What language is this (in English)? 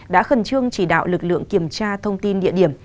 Vietnamese